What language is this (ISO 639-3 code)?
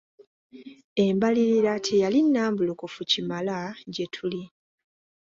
lug